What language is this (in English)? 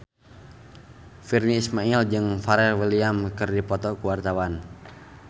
Sundanese